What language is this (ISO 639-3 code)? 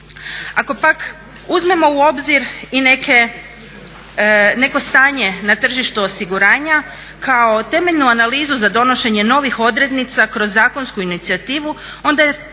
hrv